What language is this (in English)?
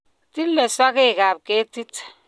Kalenjin